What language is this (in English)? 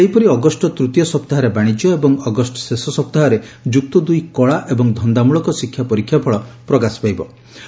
Odia